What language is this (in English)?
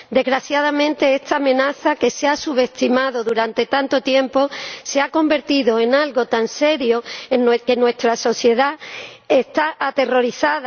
Spanish